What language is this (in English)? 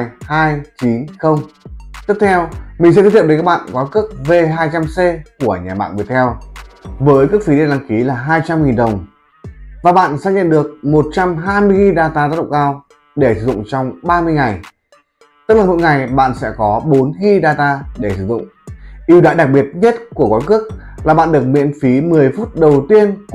Vietnamese